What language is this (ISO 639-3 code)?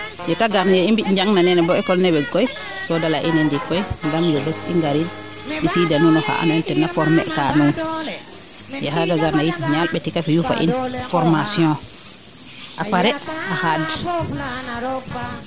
srr